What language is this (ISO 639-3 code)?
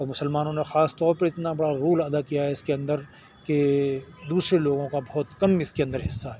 urd